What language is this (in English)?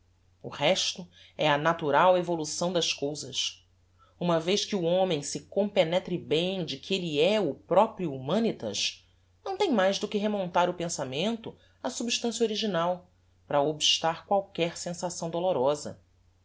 Portuguese